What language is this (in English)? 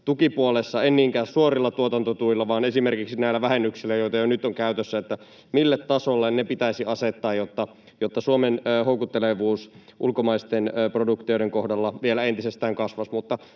Finnish